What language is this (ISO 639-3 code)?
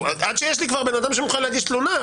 heb